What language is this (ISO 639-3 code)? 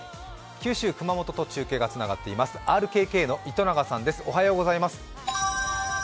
jpn